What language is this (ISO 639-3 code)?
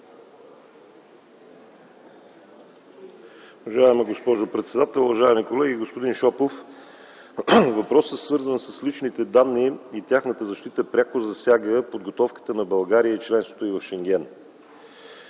bul